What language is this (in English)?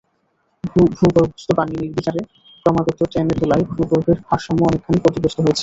Bangla